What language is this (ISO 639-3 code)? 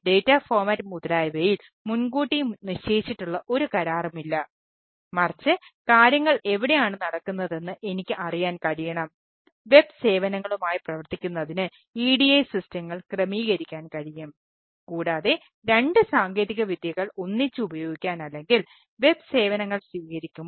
mal